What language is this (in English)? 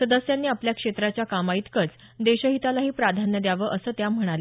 Marathi